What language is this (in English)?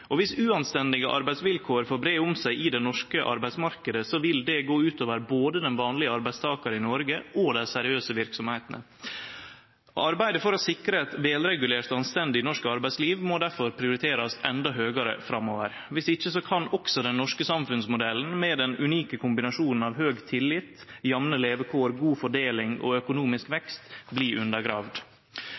Norwegian Nynorsk